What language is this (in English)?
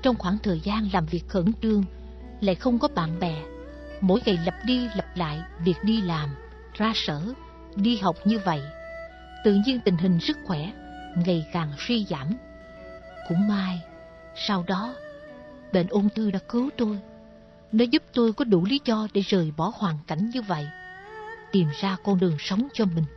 Vietnamese